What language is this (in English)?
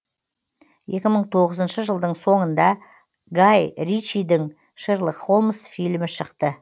Kazakh